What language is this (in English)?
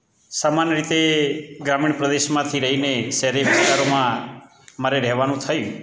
Gujarati